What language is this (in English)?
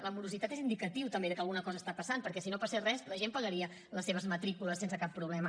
Catalan